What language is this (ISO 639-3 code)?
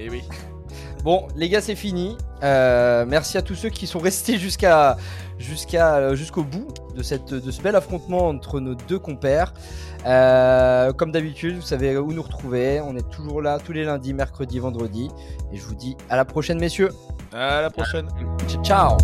fra